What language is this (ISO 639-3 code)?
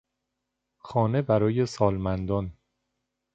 fas